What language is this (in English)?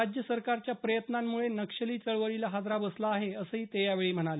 Marathi